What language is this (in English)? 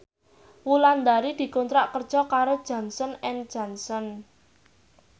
Javanese